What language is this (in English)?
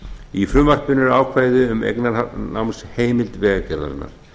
Icelandic